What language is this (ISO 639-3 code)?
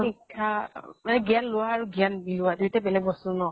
asm